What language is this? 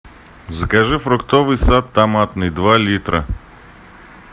Russian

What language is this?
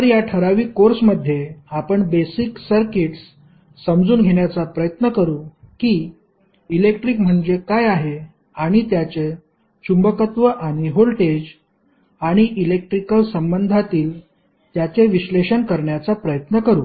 Marathi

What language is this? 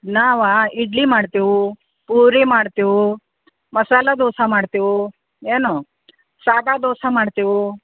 Kannada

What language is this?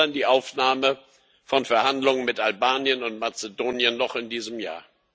German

